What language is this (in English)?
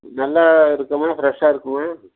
Tamil